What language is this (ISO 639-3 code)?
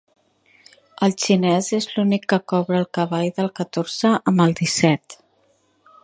cat